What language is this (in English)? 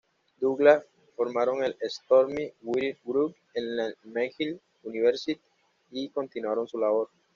Spanish